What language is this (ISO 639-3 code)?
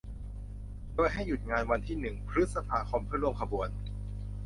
tha